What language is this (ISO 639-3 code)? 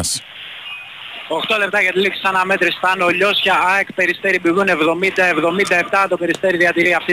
ell